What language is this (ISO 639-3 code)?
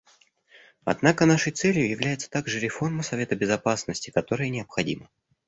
rus